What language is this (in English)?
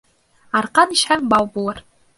Bashkir